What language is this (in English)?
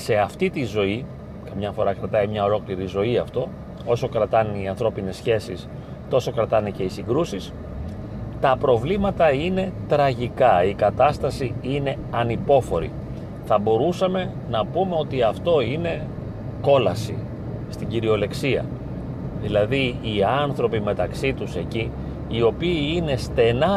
Greek